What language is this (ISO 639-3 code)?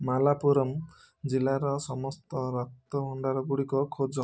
ori